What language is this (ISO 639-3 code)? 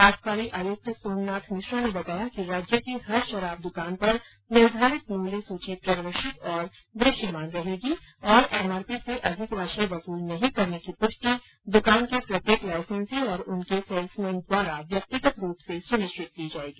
hin